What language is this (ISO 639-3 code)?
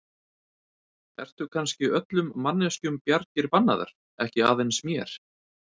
isl